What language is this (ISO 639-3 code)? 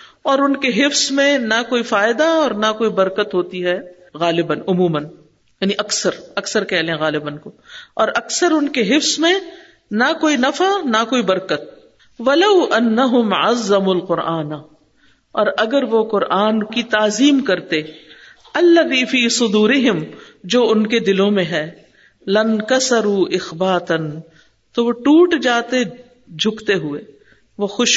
urd